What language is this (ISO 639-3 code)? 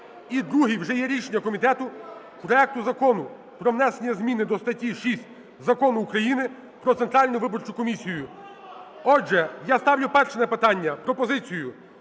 ukr